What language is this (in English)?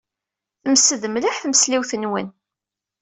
Kabyle